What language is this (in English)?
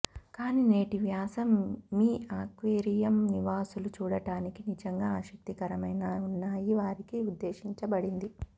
Telugu